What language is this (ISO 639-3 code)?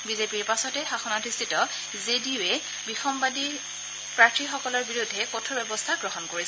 asm